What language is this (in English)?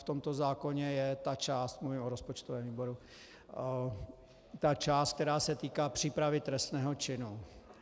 Czech